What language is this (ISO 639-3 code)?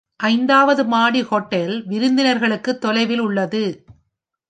tam